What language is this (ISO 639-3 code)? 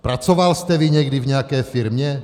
ces